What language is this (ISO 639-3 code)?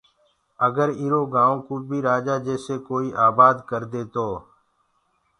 ggg